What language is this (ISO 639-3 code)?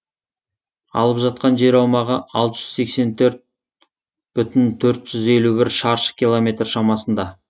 kaz